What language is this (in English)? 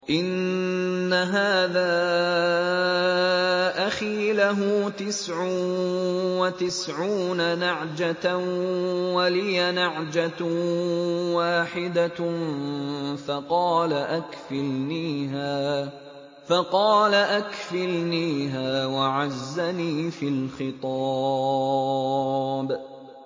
Arabic